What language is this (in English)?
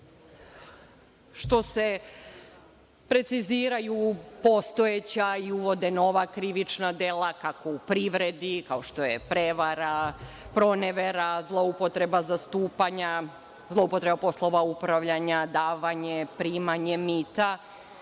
Serbian